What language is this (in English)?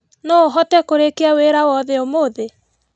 Kikuyu